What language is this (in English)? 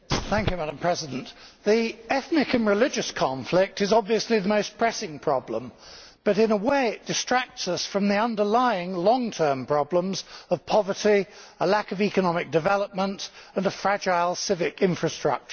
English